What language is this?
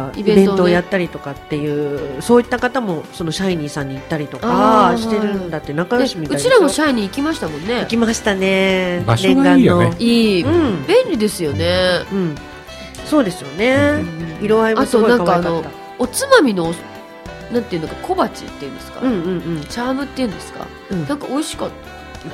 Japanese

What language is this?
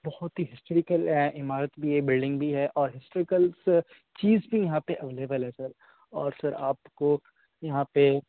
Urdu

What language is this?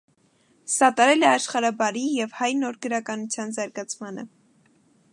Armenian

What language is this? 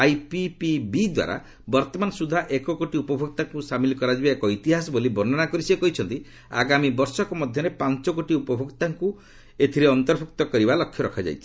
Odia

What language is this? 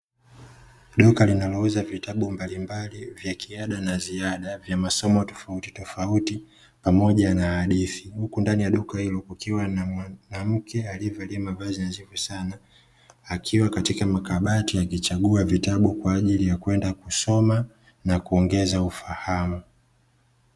Swahili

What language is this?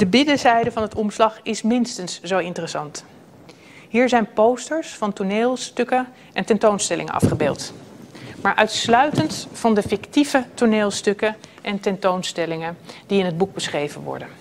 Dutch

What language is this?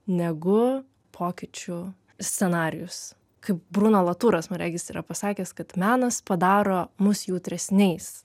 Lithuanian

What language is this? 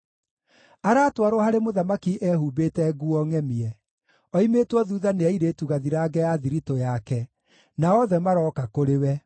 Kikuyu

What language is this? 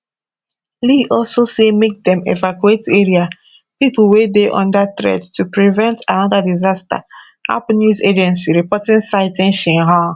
Nigerian Pidgin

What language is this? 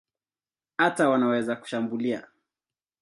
Swahili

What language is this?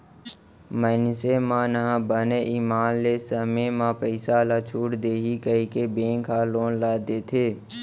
Chhattisgarhi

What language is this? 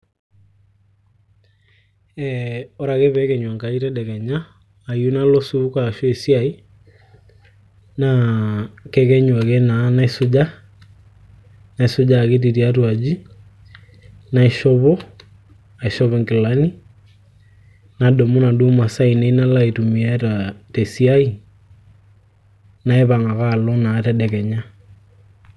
Masai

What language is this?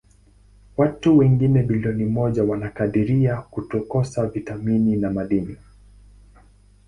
Swahili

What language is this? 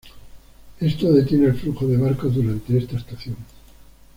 Spanish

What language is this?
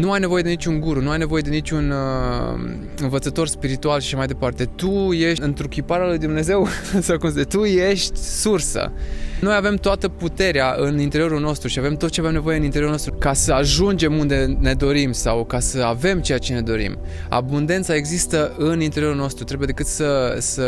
Romanian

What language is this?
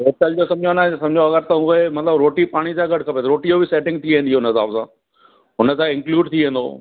Sindhi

